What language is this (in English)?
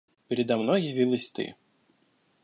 Russian